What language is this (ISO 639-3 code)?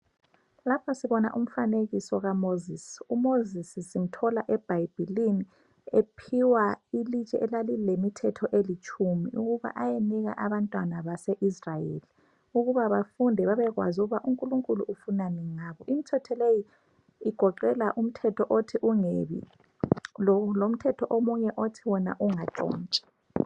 nde